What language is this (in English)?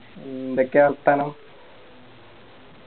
Malayalam